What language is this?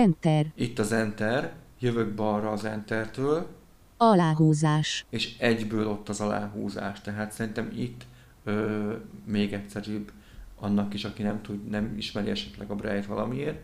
Hungarian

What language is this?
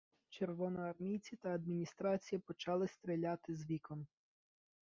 Ukrainian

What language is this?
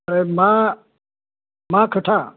Bodo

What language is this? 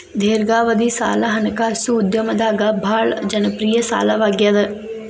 Kannada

